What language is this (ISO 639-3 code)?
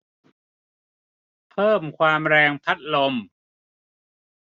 tha